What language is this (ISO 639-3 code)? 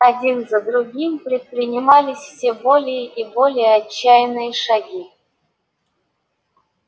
rus